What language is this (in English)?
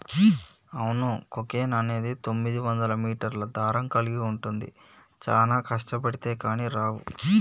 Telugu